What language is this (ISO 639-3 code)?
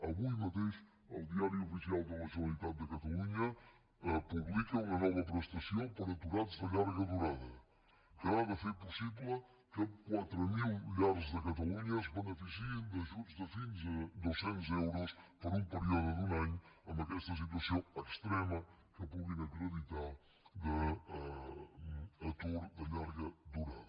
cat